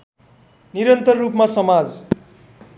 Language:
Nepali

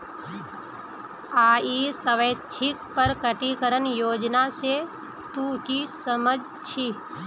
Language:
Magahi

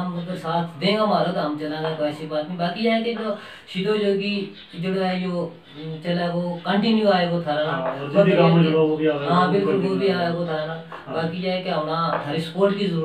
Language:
Turkish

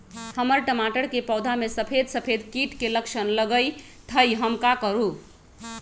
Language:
Magahi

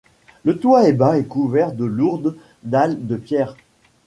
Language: French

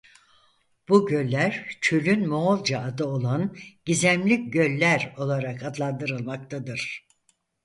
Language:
Turkish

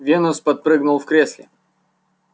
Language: Russian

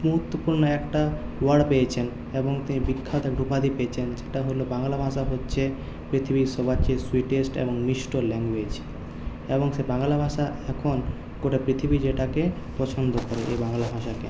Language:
Bangla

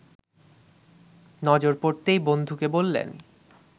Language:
Bangla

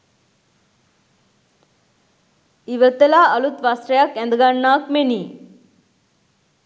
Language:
Sinhala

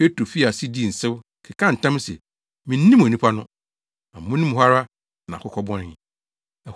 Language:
Akan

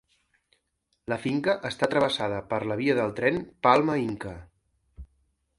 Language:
Catalan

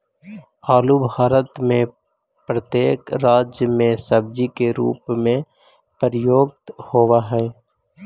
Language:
Magahi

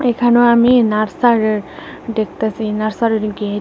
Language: Bangla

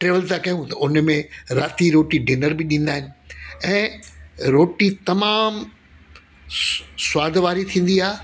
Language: Sindhi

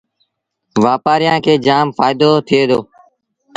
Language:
Sindhi Bhil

